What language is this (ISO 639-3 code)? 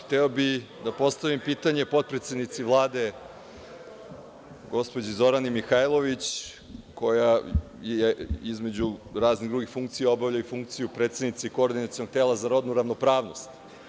srp